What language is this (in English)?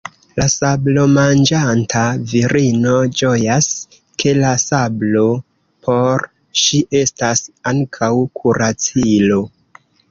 Esperanto